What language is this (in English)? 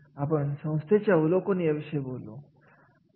Marathi